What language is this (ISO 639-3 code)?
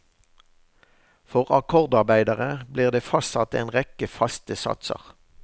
nor